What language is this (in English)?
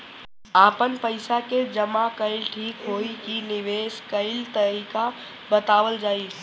Bhojpuri